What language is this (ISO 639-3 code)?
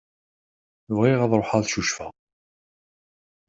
kab